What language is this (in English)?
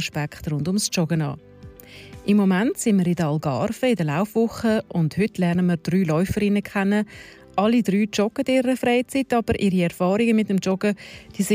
German